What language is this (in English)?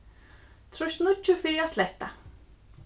Faroese